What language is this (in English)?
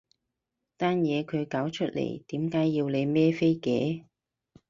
Cantonese